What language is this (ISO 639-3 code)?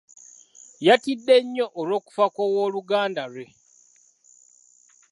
lug